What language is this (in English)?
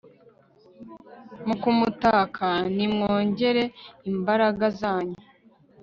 Kinyarwanda